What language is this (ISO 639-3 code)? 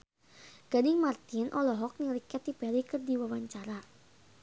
sun